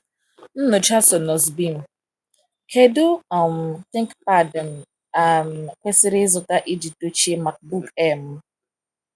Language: Igbo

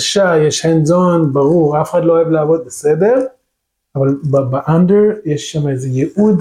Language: Hebrew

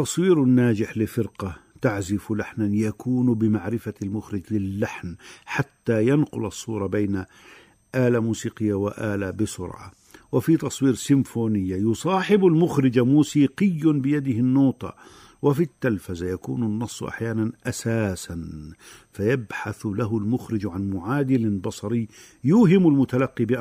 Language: Arabic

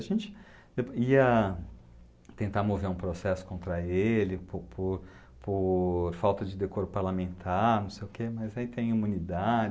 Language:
Portuguese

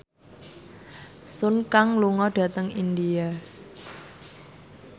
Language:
Javanese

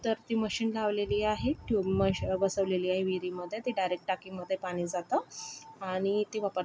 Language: Marathi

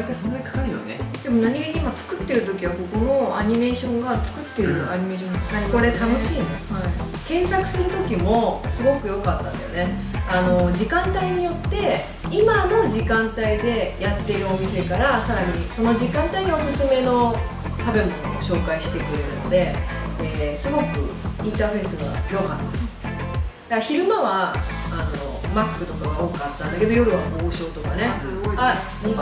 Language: Japanese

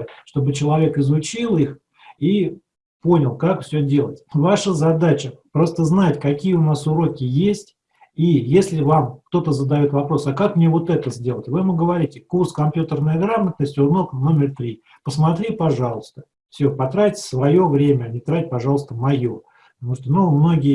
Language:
Russian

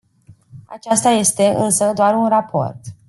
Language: Romanian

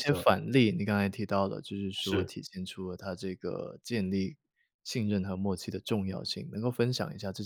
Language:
Chinese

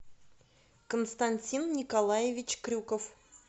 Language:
Russian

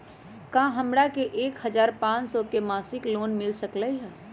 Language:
Magahi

